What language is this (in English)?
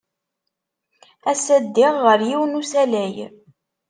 Kabyle